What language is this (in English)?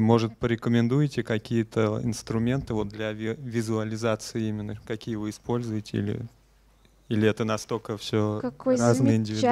Russian